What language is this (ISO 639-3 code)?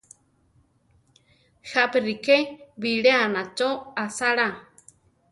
tar